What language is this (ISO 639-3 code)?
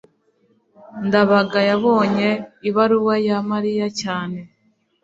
kin